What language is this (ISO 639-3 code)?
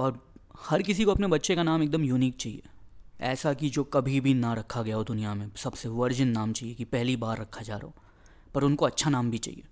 hin